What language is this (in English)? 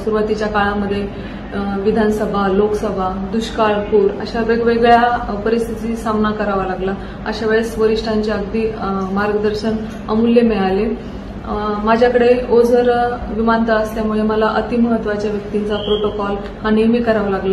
Hindi